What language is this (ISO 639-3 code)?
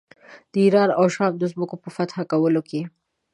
pus